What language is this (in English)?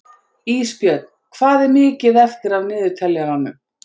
Icelandic